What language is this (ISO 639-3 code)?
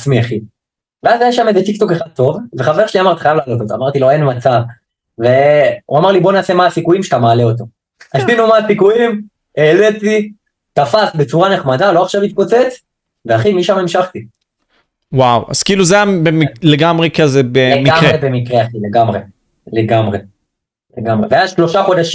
heb